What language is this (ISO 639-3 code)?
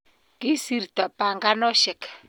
kln